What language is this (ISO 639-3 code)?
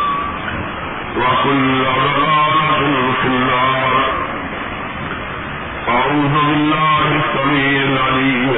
urd